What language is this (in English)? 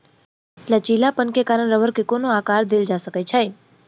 Maithili